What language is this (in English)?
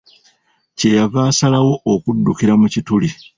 Ganda